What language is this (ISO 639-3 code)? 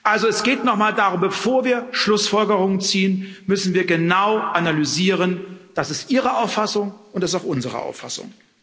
deu